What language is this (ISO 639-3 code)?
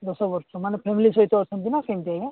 ori